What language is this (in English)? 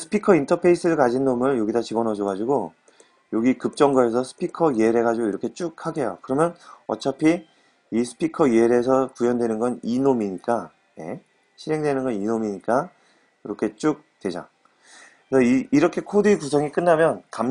Korean